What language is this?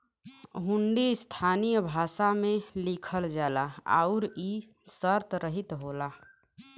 Bhojpuri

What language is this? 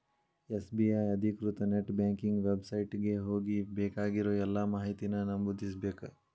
Kannada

